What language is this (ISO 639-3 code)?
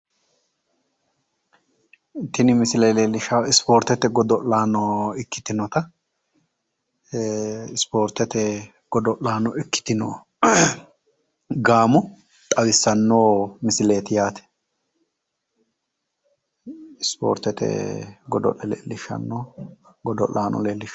sid